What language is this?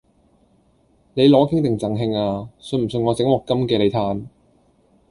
Cantonese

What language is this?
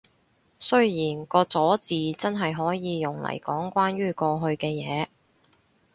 Cantonese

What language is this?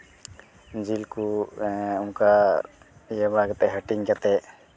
Santali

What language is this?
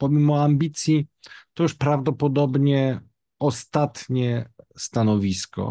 Polish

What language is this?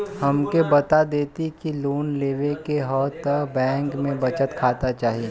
Bhojpuri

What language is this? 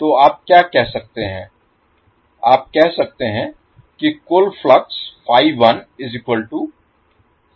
Hindi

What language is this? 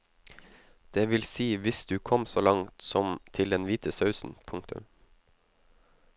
Norwegian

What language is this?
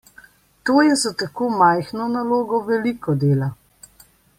Slovenian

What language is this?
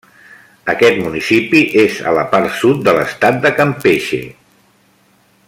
Catalan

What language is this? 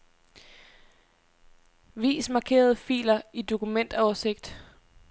Danish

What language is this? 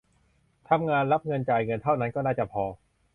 Thai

